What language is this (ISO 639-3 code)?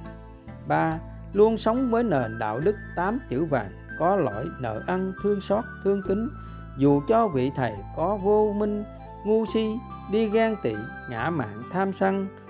vie